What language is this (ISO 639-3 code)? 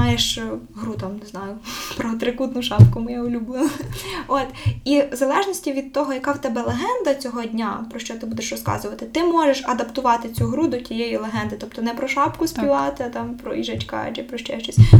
ukr